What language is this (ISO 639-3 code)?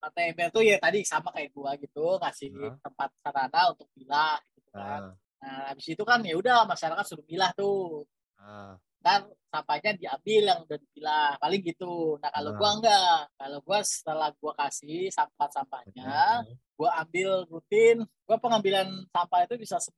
ind